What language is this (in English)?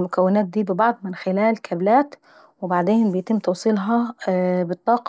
Saidi Arabic